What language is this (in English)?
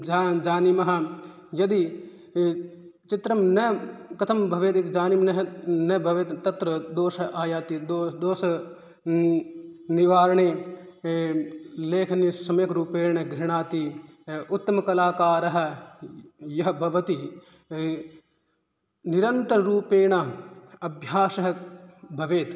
Sanskrit